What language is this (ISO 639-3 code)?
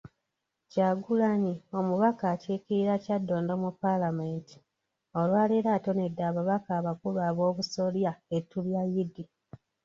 lug